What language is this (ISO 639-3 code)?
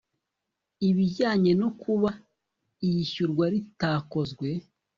kin